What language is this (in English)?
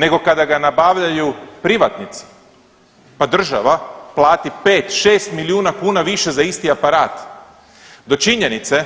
Croatian